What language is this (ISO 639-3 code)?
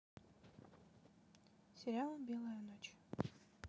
rus